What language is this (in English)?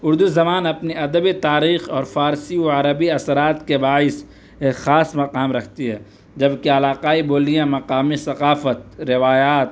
Urdu